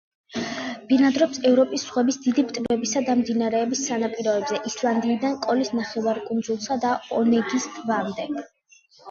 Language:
Georgian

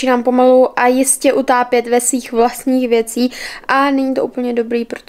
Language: Czech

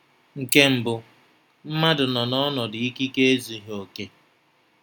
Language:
Igbo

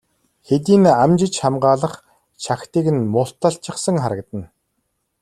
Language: Mongolian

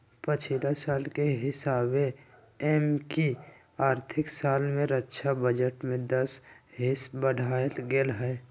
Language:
Magahi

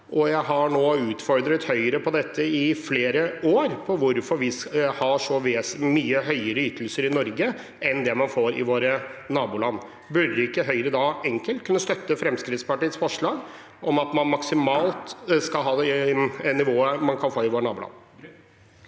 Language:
Norwegian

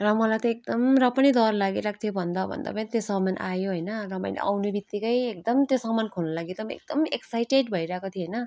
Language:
Nepali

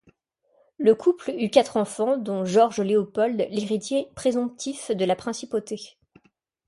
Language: French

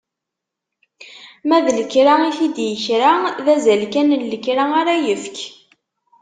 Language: Kabyle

